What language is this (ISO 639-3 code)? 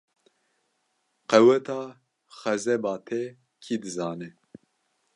kur